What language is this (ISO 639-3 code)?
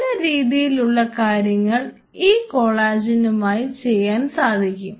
mal